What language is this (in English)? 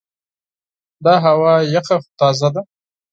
Pashto